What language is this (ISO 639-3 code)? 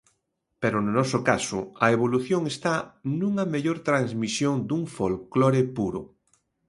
glg